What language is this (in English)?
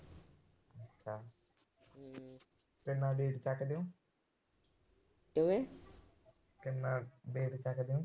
Punjabi